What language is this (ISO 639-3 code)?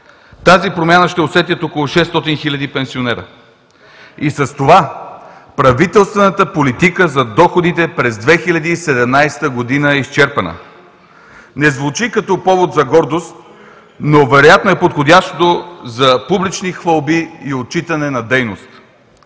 bul